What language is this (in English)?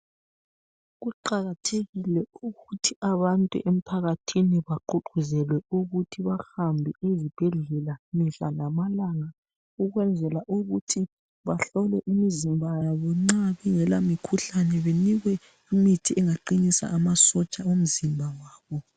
North Ndebele